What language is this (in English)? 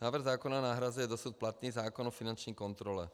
Czech